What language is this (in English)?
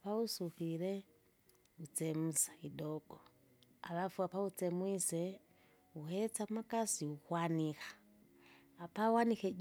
Kinga